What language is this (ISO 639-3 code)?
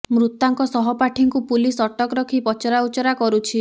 ori